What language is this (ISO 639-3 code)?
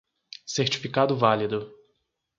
por